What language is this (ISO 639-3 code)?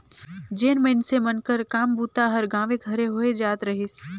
hne